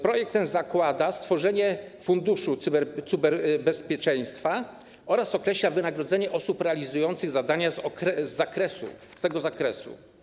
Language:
Polish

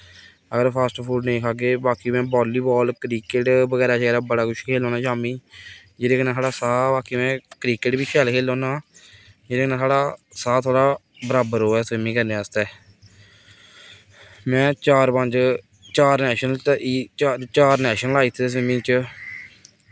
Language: Dogri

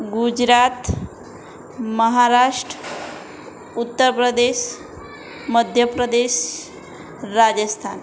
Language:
Gujarati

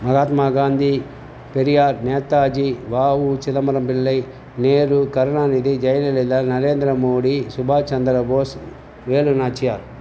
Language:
Tamil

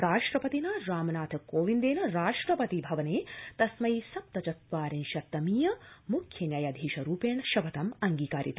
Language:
Sanskrit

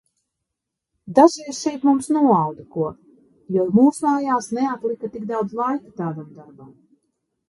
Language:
Latvian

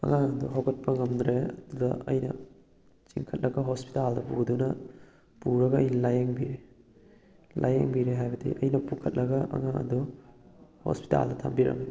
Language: Manipuri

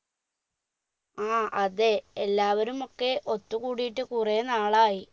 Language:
Malayalam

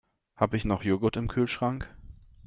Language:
German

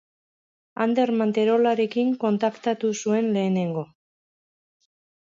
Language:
Basque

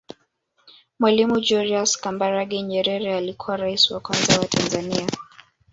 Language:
Swahili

